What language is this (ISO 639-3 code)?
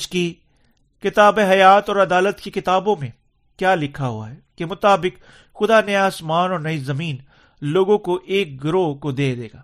urd